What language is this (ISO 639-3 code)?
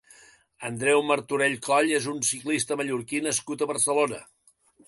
cat